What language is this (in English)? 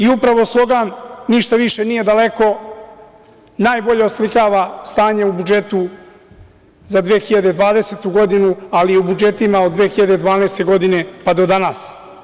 Serbian